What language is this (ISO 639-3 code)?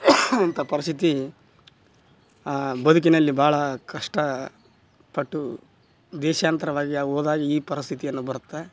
kan